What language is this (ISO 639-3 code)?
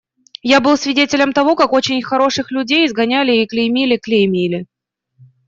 rus